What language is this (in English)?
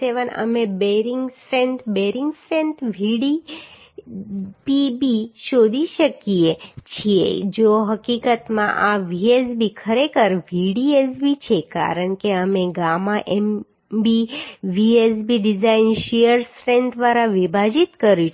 Gujarati